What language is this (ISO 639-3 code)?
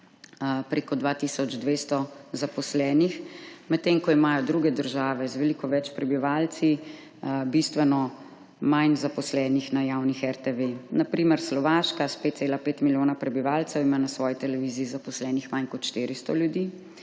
slv